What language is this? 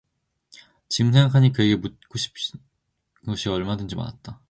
Korean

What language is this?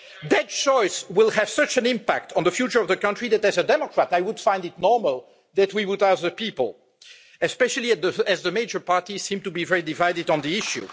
English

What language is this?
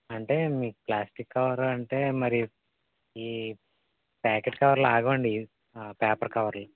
Telugu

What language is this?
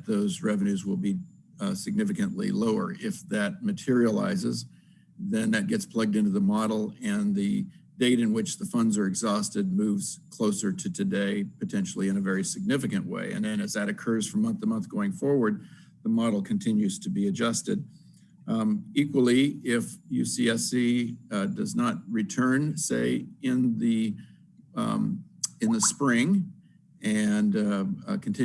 English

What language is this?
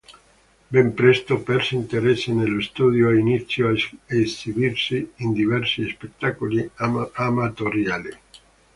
Italian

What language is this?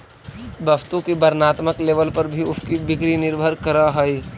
Magahi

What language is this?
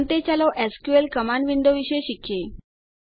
Gujarati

